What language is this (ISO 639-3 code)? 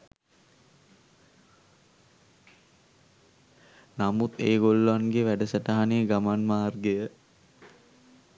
sin